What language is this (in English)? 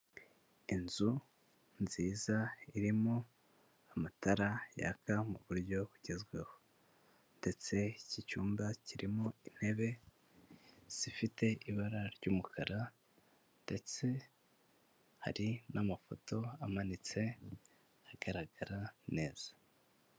Kinyarwanda